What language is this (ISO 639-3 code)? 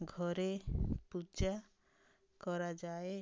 ori